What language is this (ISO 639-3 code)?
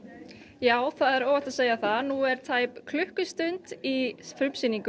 isl